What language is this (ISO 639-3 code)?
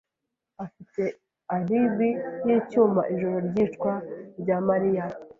kin